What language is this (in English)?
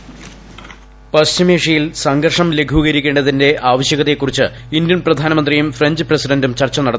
Malayalam